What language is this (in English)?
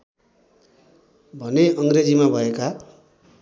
Nepali